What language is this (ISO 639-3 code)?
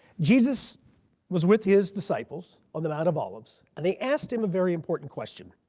eng